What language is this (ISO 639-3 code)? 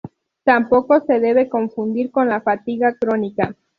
spa